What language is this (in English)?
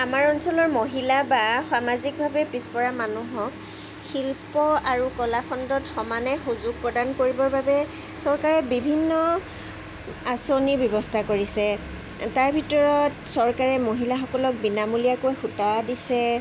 Assamese